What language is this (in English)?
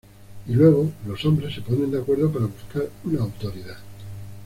Spanish